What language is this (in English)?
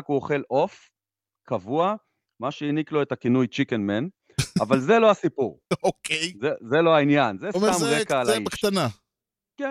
Hebrew